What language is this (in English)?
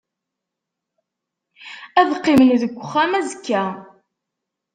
Kabyle